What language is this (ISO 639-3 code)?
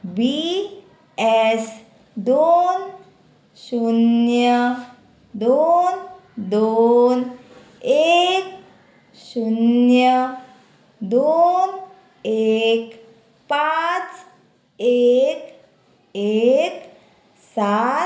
kok